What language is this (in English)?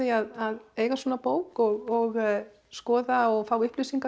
Icelandic